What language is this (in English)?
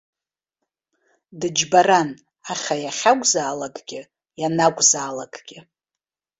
Abkhazian